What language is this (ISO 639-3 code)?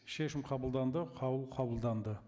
kaz